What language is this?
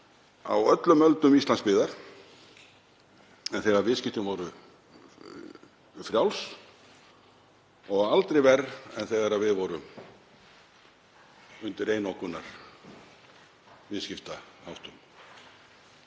Icelandic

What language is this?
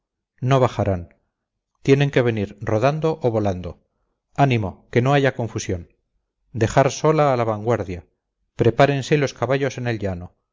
Spanish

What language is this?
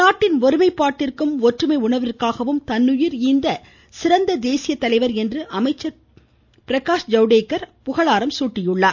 Tamil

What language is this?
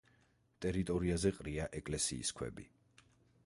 Georgian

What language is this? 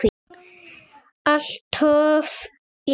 Icelandic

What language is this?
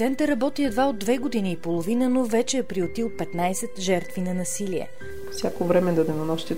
Bulgarian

